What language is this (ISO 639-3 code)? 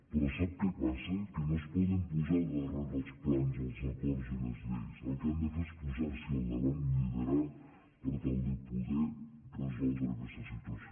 cat